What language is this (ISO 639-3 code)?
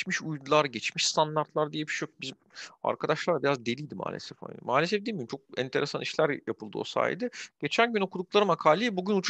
tur